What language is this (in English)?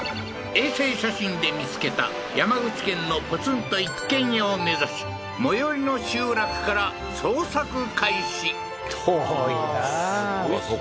Japanese